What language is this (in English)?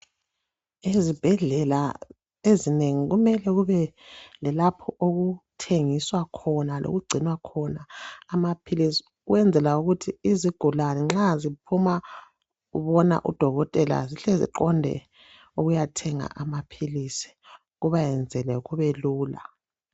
North Ndebele